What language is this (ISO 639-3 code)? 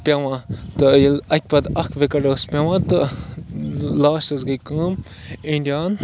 kas